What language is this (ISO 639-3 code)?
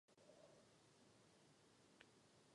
ces